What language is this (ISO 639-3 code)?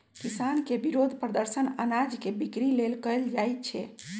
mag